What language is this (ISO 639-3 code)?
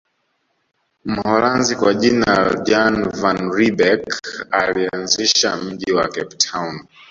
swa